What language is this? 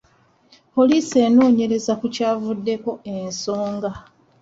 Ganda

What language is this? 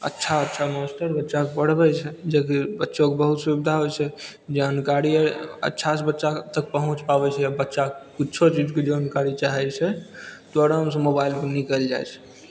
Maithili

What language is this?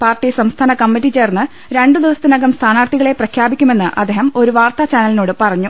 Malayalam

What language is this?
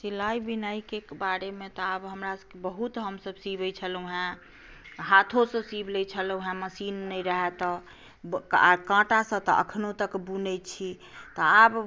Maithili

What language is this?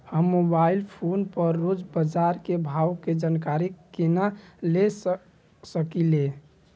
Maithili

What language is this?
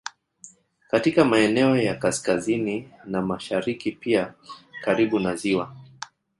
Swahili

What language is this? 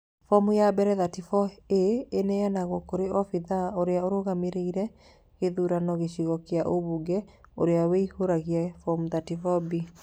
Kikuyu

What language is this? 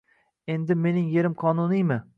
Uzbek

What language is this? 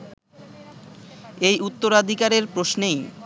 Bangla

